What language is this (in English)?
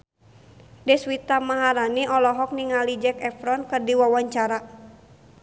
Sundanese